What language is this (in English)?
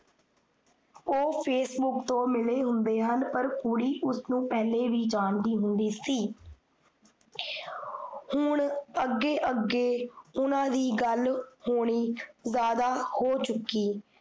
Punjabi